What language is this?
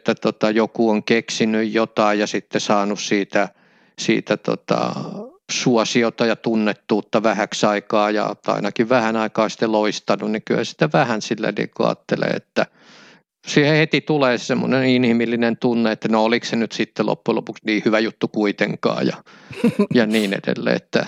Finnish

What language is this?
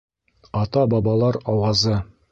Bashkir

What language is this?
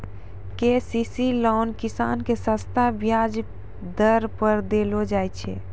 Maithili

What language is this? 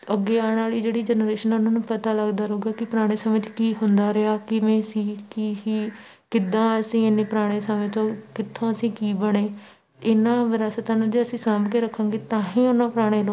Punjabi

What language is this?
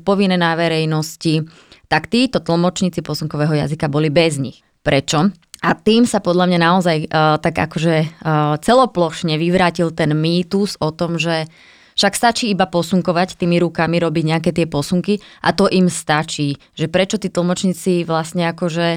Slovak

